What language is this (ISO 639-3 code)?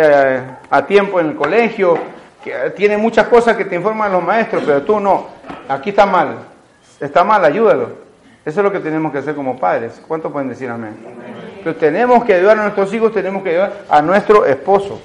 spa